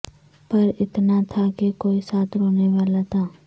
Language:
Urdu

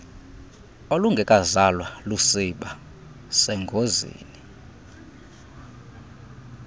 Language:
Xhosa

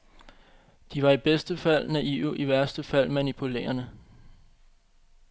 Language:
Danish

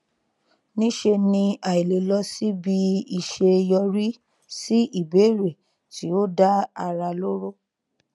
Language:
Yoruba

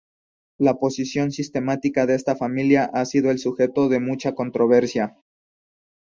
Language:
Spanish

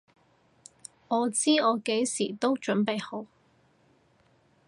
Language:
Cantonese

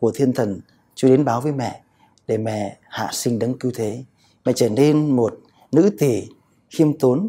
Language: Vietnamese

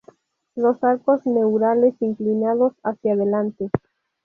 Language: Spanish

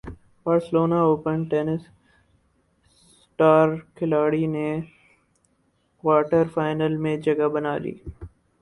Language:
Urdu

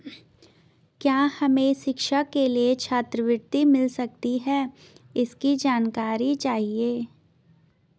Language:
Hindi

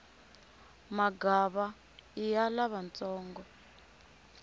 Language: Tsonga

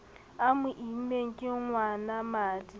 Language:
Southern Sotho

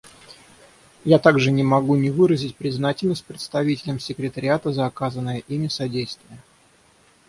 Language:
Russian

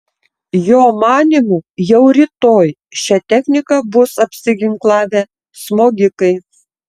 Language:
Lithuanian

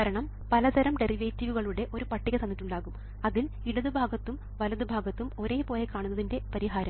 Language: Malayalam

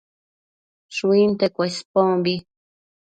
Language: Matsés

